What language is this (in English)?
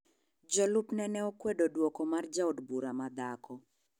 Luo (Kenya and Tanzania)